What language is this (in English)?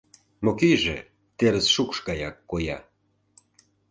Mari